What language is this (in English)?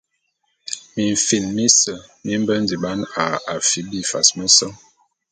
Bulu